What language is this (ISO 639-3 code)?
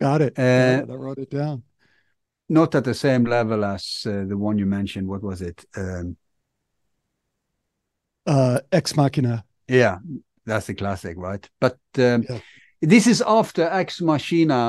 eng